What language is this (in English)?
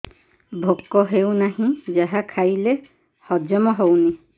Odia